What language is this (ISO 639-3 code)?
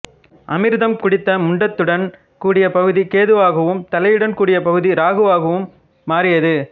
tam